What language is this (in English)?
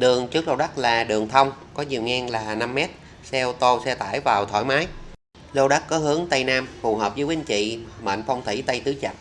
Vietnamese